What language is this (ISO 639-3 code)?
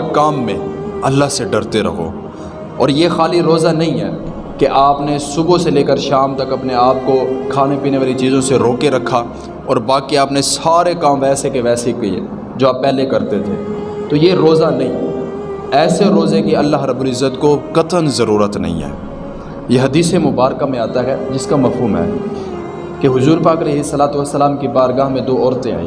urd